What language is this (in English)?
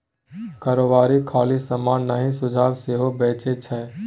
Maithili